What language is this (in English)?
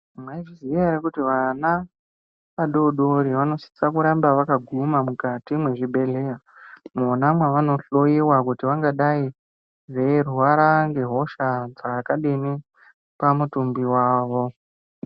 Ndau